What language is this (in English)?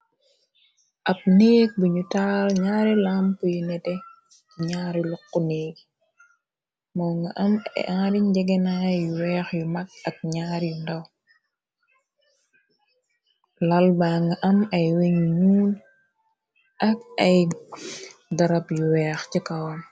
Wolof